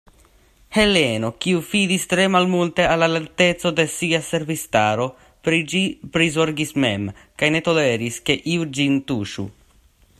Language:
Esperanto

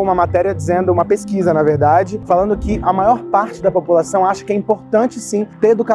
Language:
Portuguese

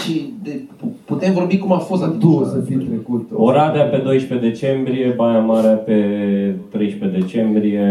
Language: Romanian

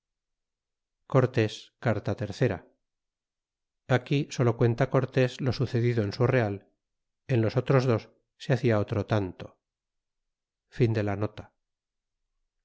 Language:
Spanish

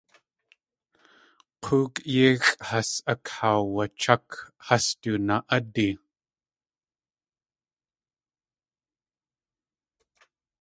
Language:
Tlingit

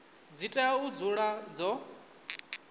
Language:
Venda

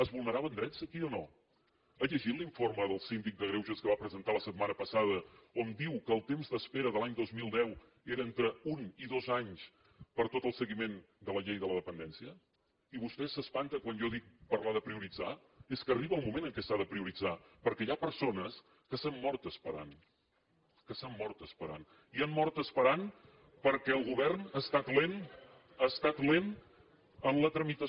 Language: Catalan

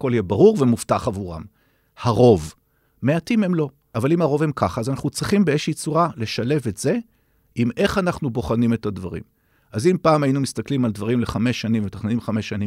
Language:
Hebrew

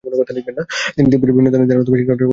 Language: Bangla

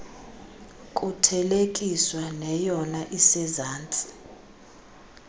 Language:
Xhosa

